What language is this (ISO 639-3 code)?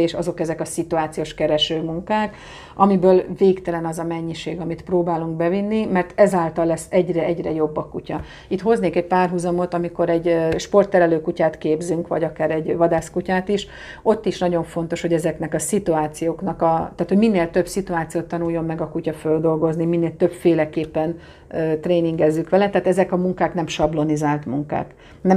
hun